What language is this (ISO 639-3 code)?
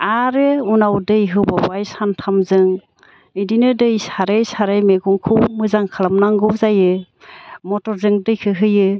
brx